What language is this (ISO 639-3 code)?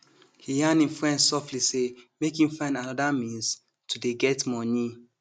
pcm